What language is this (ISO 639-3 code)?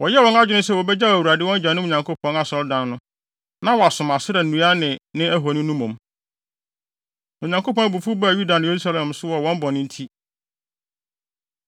aka